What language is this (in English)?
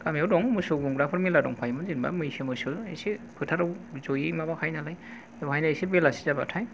Bodo